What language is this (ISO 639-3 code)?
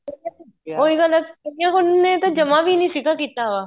pan